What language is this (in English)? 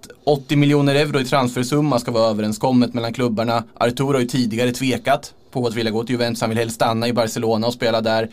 Swedish